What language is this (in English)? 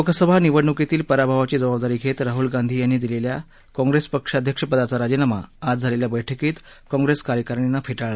Marathi